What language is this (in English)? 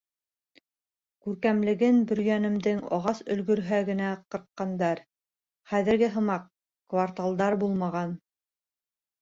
Bashkir